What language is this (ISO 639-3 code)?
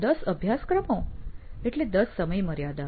guj